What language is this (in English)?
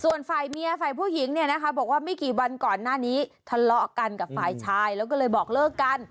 Thai